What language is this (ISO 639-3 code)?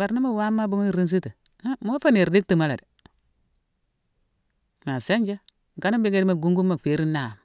msw